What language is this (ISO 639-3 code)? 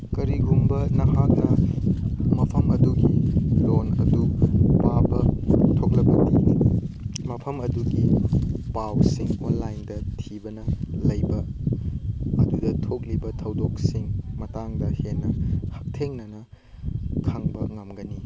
mni